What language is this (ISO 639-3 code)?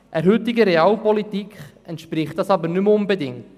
gsw